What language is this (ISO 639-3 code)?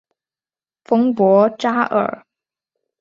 zho